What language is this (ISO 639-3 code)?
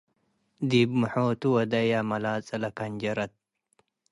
tig